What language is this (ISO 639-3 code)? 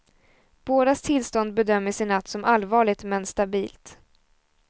swe